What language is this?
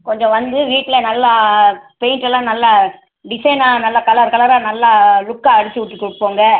Tamil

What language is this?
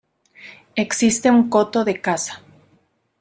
Spanish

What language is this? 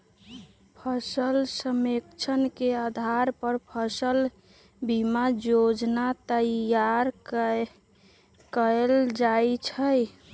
Magahi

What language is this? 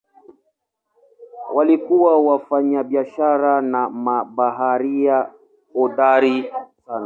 Swahili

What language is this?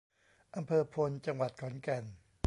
Thai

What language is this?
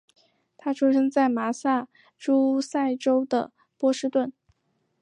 Chinese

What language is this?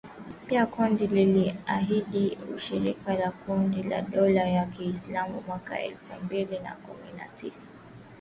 Swahili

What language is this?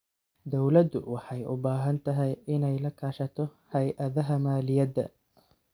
Somali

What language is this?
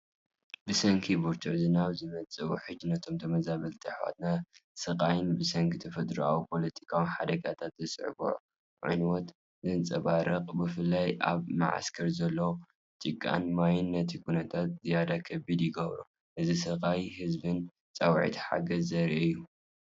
Tigrinya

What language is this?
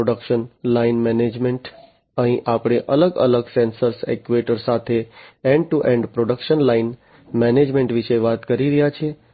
Gujarati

